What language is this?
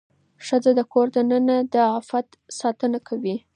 Pashto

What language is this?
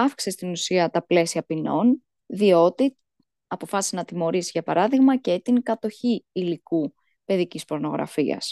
Greek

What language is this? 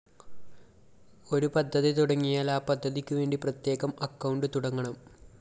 Malayalam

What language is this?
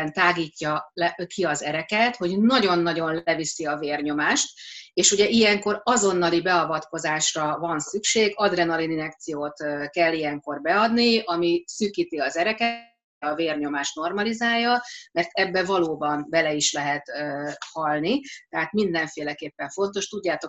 Hungarian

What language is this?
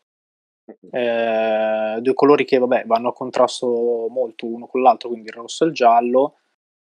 Italian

